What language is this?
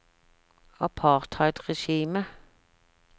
Norwegian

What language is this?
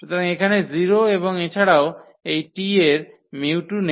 Bangla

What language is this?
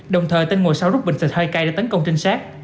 Vietnamese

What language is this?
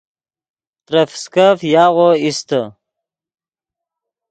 Yidgha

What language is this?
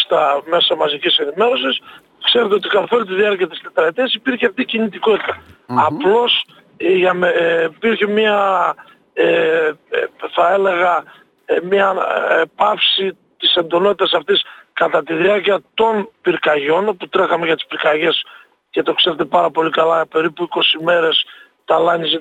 Greek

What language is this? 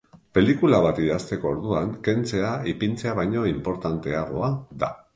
Basque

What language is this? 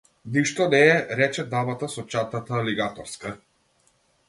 Macedonian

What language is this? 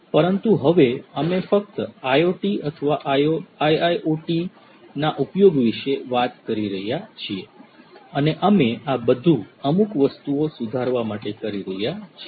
Gujarati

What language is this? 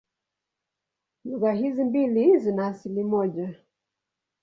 Swahili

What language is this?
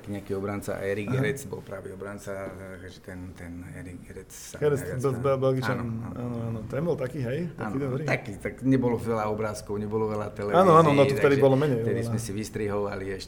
Slovak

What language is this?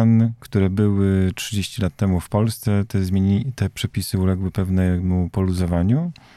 Polish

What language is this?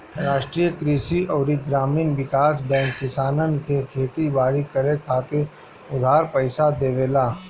Bhojpuri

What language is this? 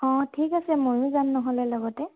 Assamese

